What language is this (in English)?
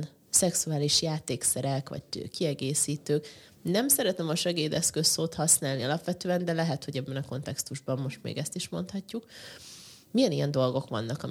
Hungarian